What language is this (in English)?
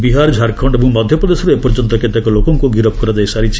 Odia